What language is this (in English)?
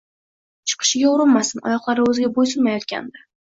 Uzbek